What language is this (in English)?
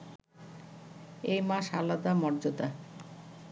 Bangla